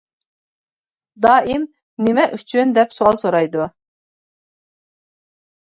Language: Uyghur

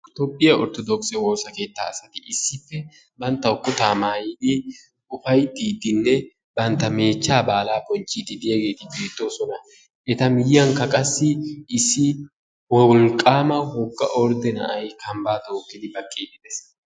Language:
Wolaytta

